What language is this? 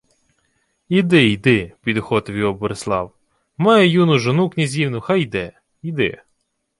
Ukrainian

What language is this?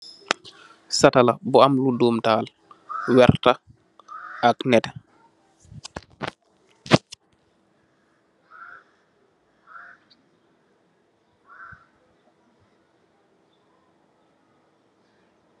Wolof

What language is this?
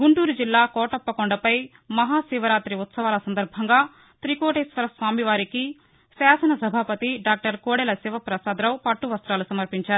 Telugu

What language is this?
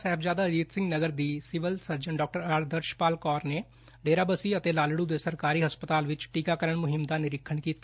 Punjabi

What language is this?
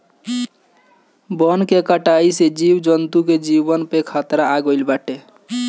Bhojpuri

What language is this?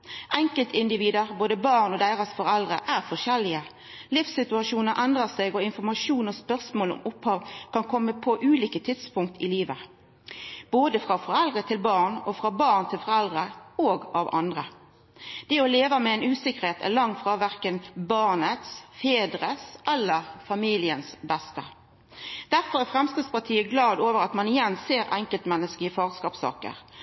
Norwegian Nynorsk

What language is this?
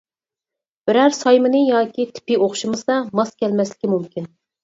Uyghur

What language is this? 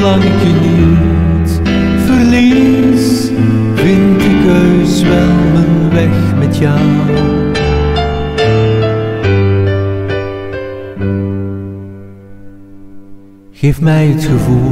Dutch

